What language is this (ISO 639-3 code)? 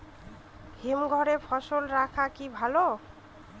ben